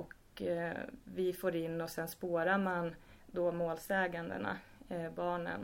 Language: Swedish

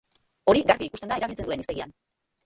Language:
Basque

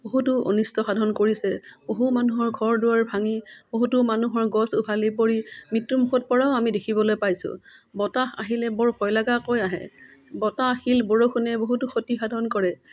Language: Assamese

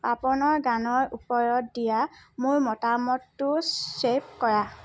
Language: Assamese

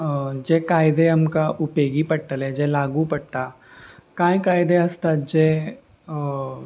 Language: Konkani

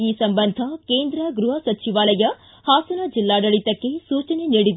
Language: Kannada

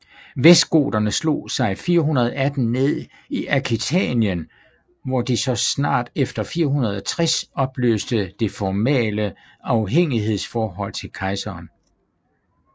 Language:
Danish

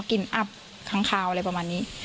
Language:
Thai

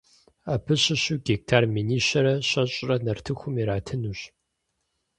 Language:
Kabardian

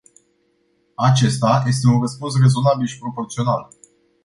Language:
Romanian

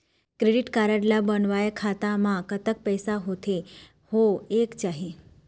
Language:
Chhattisgarhi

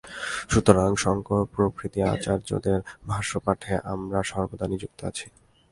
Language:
Bangla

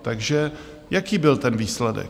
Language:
Czech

